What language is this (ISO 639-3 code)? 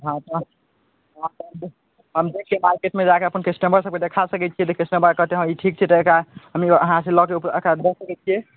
mai